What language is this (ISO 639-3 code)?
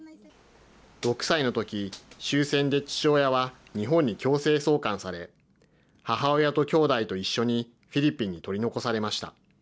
jpn